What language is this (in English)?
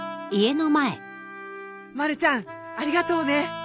Japanese